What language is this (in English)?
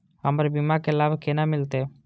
Maithili